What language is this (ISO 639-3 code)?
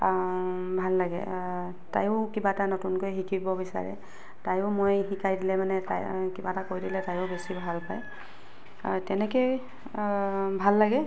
asm